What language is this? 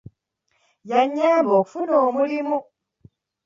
Ganda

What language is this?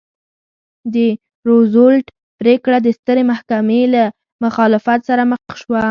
Pashto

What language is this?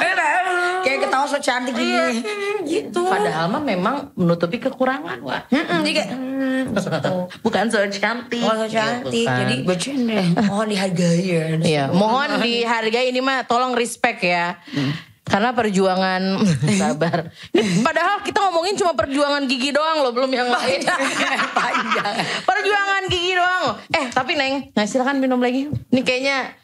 Indonesian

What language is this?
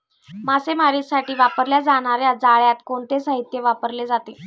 Marathi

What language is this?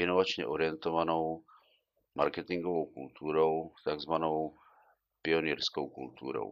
Czech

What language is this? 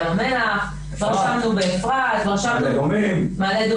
Hebrew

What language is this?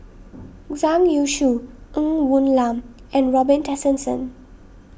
English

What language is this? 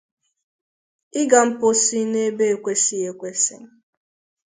Igbo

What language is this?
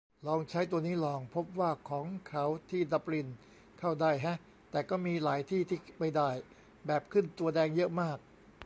Thai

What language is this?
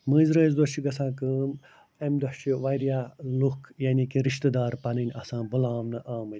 Kashmiri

